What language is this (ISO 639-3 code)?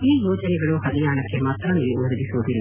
kan